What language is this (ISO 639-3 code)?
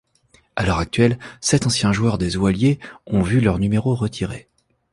fra